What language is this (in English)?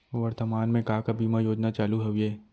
Chhattisgarhi